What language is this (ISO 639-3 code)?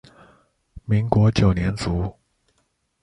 zho